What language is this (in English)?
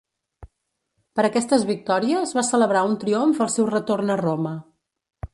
Catalan